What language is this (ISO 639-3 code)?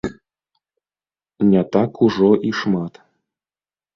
bel